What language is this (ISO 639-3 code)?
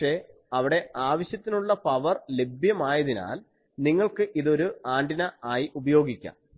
mal